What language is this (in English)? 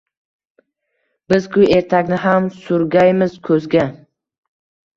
Uzbek